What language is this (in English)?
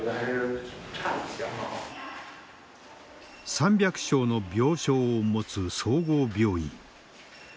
Japanese